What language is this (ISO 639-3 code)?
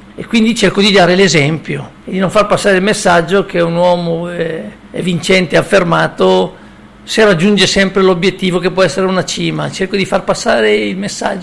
ita